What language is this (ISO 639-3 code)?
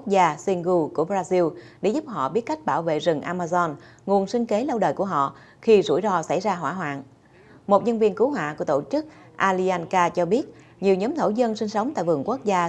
vie